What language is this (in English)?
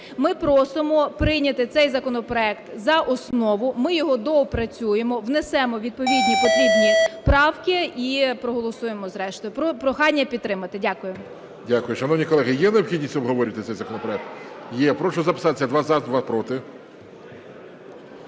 Ukrainian